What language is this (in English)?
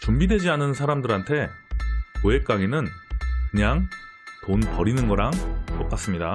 Korean